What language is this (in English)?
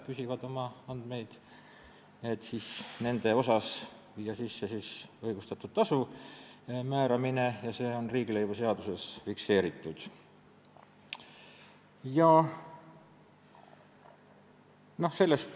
Estonian